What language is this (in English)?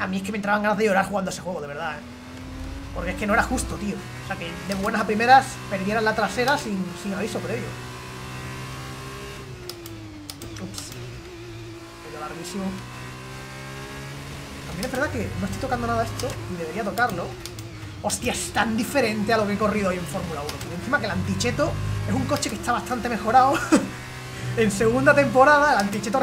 Spanish